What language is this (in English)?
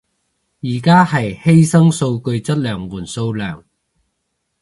Cantonese